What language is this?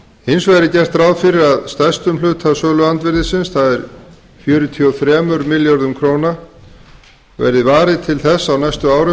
Icelandic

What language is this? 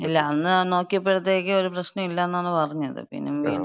Malayalam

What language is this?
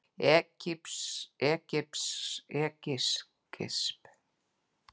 Icelandic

